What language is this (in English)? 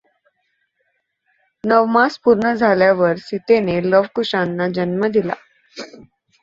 Marathi